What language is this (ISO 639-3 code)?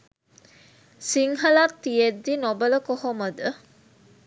sin